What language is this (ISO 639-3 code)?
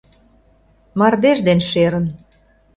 chm